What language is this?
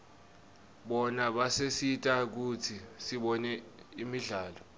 Swati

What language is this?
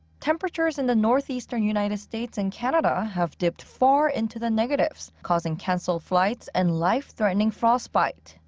English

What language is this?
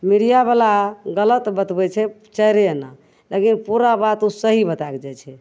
Maithili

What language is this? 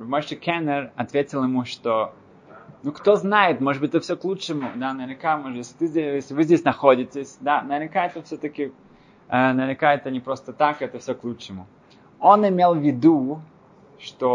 Russian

